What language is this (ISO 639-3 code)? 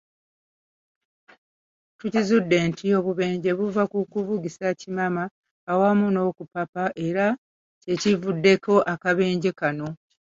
lug